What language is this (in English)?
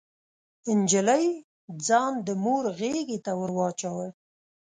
Pashto